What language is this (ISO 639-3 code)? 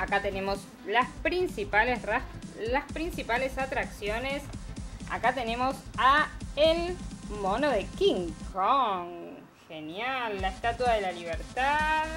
spa